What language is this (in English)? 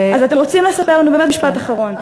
Hebrew